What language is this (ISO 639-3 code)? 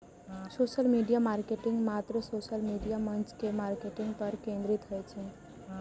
mai